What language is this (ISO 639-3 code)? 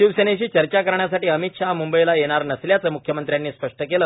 mar